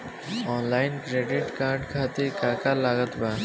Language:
Bhojpuri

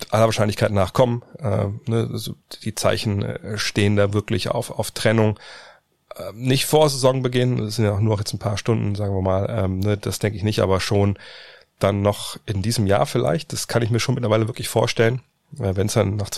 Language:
German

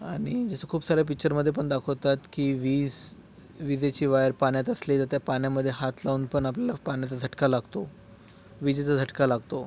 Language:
Marathi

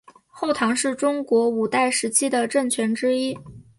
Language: Chinese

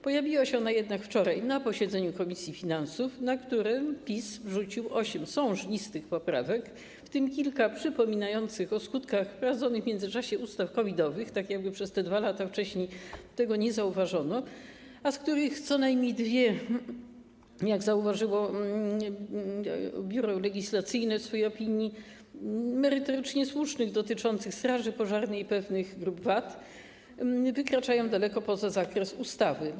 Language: Polish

